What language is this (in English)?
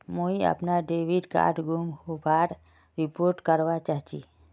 Magahi